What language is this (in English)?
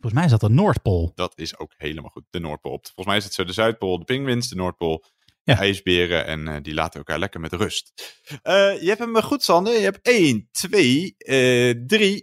Dutch